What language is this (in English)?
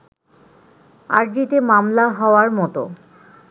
Bangla